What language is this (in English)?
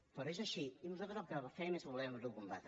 Catalan